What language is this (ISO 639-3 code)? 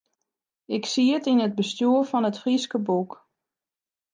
fry